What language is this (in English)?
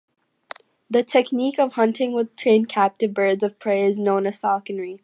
English